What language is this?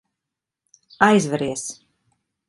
Latvian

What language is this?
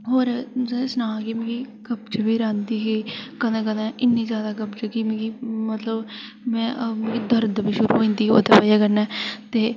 Dogri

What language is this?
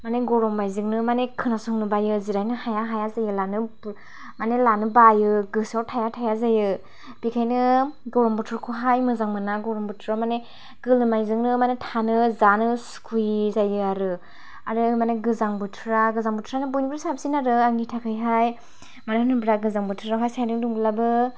Bodo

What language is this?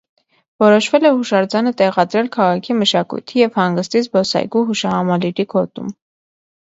Armenian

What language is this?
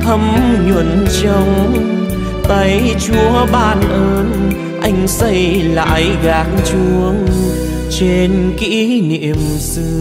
Vietnamese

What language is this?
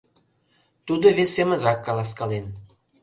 Mari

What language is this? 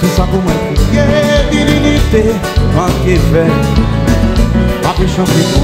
Romanian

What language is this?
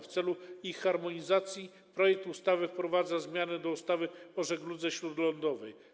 Polish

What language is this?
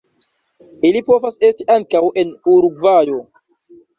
Esperanto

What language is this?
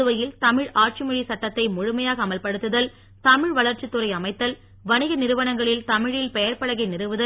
Tamil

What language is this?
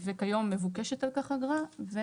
Hebrew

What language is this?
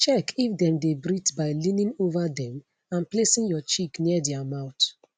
Nigerian Pidgin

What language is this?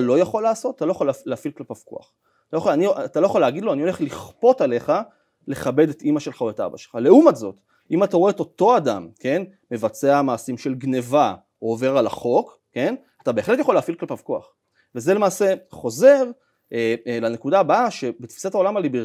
Hebrew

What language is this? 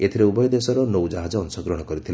Odia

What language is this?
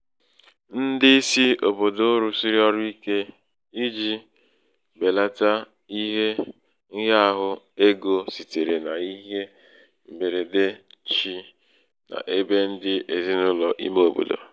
Igbo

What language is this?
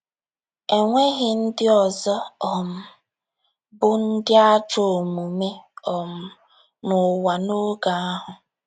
Igbo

